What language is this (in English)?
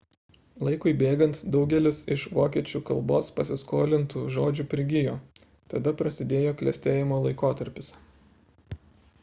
Lithuanian